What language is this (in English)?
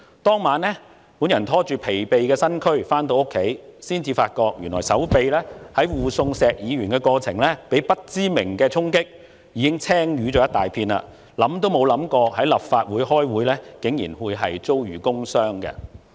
Cantonese